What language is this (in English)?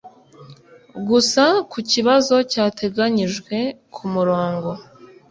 Kinyarwanda